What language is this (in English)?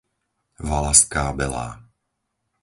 Slovak